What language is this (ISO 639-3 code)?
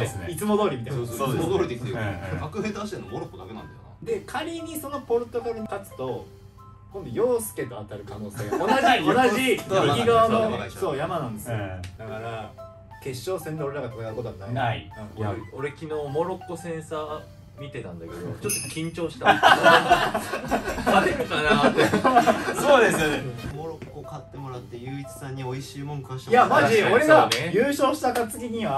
jpn